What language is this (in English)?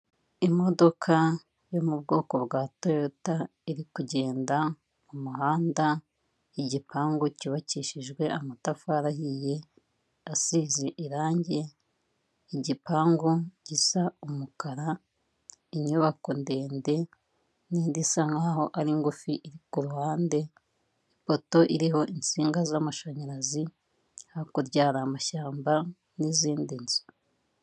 Kinyarwanda